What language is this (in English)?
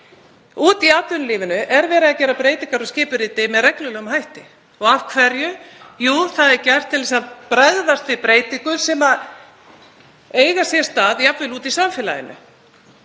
Icelandic